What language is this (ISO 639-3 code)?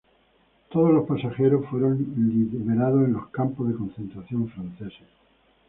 spa